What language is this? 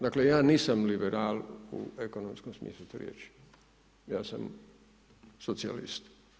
Croatian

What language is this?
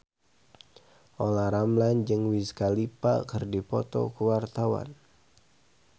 Sundanese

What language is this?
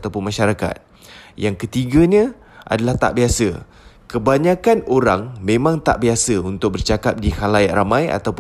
Malay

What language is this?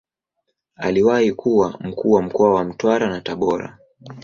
Swahili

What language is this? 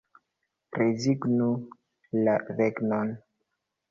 Esperanto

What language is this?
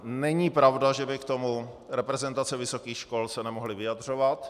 Czech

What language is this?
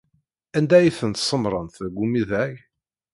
Kabyle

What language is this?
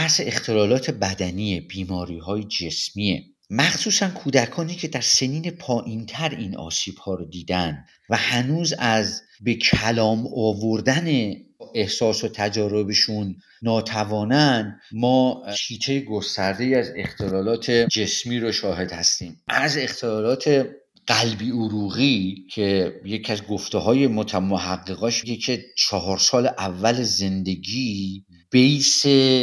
Persian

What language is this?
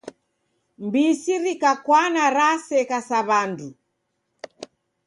Taita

